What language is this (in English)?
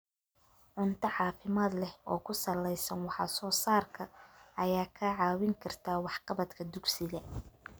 Somali